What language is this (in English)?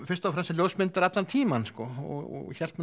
Icelandic